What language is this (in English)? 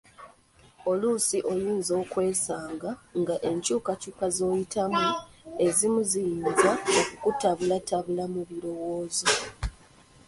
Ganda